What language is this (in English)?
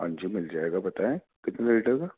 Urdu